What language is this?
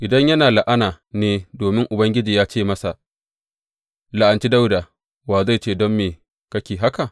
Hausa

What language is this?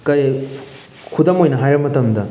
Manipuri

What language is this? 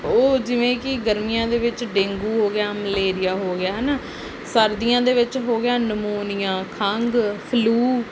Punjabi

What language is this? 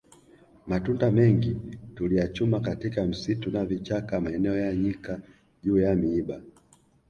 Swahili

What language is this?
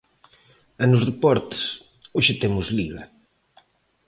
Galician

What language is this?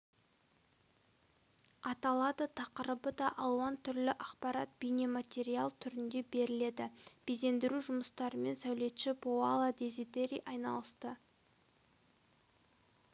Kazakh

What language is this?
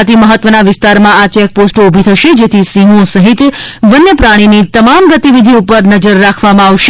Gujarati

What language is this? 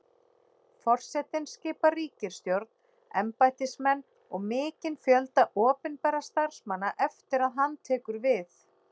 Icelandic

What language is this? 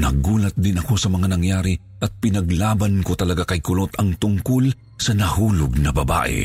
Filipino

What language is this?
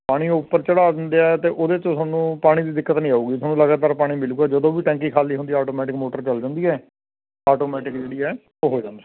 Punjabi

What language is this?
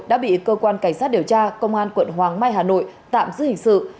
Vietnamese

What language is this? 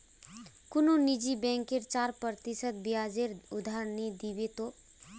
Magahi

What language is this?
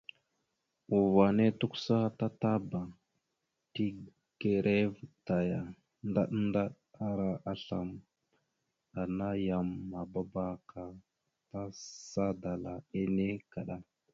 Mada (Cameroon)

